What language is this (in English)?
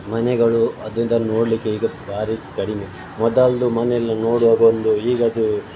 Kannada